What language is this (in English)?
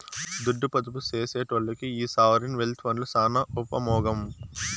Telugu